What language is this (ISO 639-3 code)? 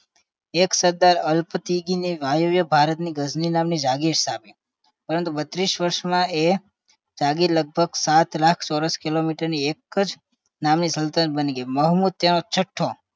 guj